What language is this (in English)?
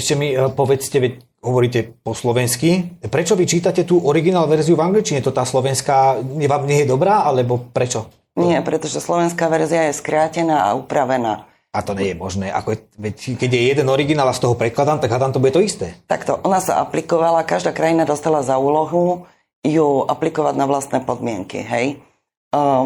Slovak